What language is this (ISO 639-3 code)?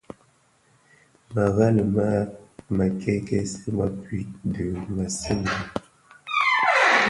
ksf